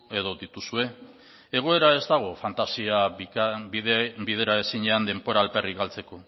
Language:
Basque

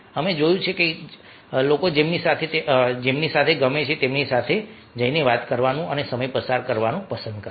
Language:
Gujarati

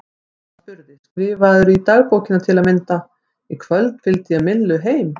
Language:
Icelandic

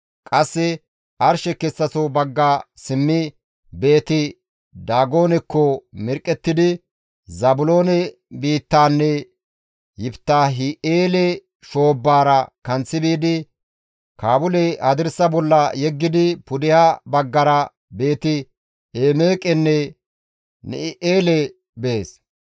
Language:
Gamo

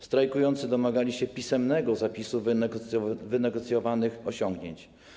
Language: Polish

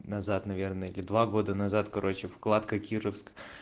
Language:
Russian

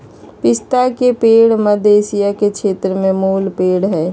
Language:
Magahi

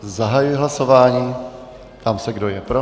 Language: Czech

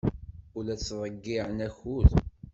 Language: Kabyle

